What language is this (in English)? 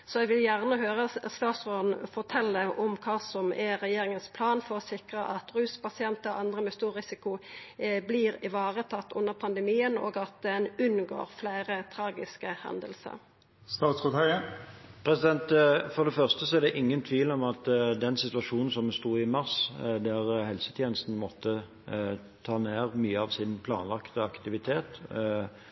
Norwegian